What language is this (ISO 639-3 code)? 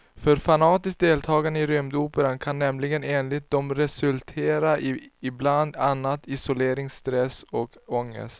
swe